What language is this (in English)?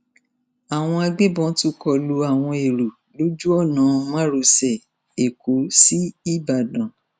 Yoruba